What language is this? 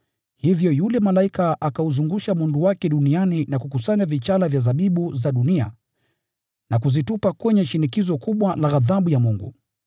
Swahili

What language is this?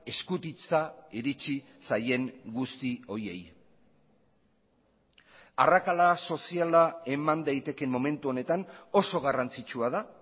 Basque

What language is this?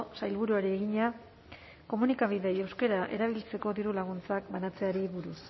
Basque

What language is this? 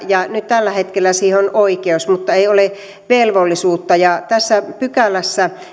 Finnish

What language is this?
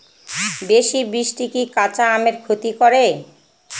Bangla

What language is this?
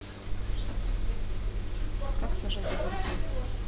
Russian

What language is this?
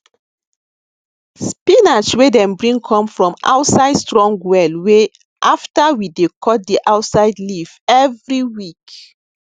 Nigerian Pidgin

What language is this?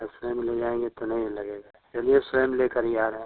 Hindi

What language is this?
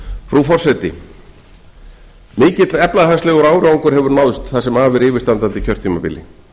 Icelandic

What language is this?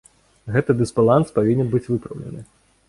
Belarusian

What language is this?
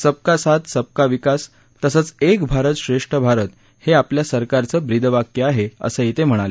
Marathi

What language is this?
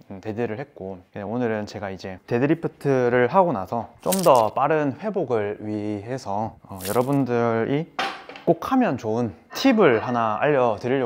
Korean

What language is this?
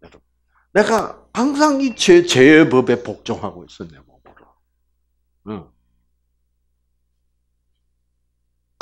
Korean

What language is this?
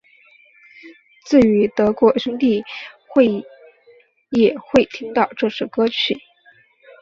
Chinese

